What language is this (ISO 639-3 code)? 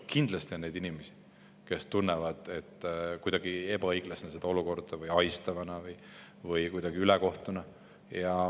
est